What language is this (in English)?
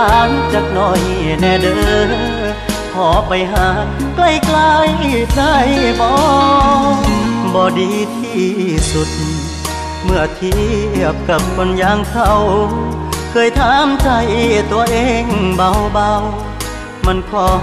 Thai